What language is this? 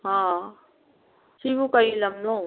Manipuri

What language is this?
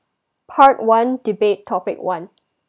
English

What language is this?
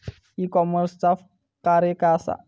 Marathi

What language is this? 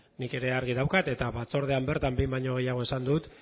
Basque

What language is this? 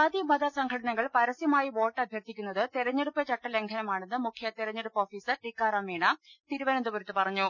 Malayalam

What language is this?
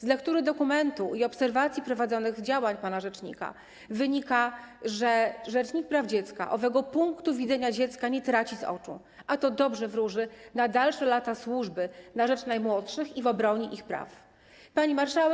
Polish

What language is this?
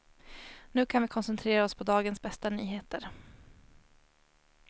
Swedish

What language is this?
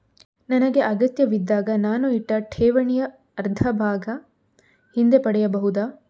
Kannada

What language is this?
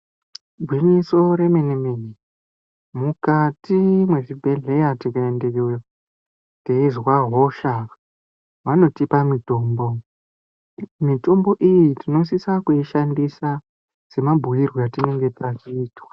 Ndau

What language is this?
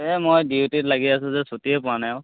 Assamese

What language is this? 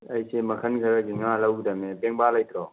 Manipuri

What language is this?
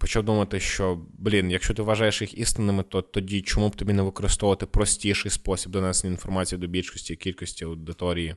Ukrainian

